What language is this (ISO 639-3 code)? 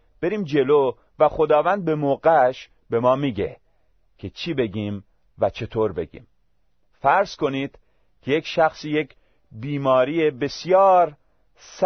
fas